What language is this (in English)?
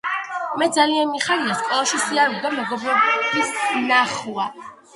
Georgian